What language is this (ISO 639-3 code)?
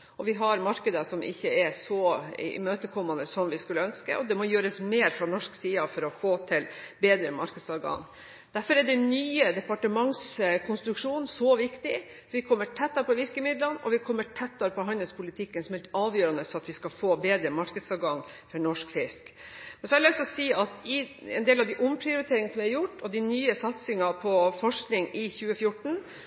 nob